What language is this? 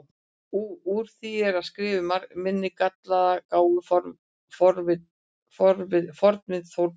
Icelandic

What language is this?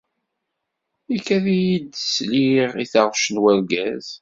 Kabyle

